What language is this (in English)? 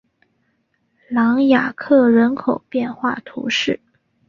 Chinese